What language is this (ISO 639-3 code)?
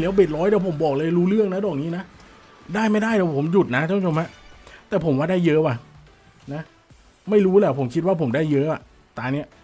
tha